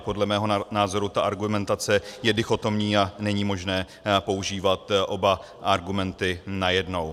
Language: Czech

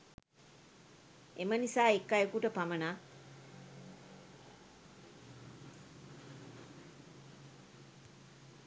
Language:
Sinhala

